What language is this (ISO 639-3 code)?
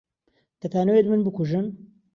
ckb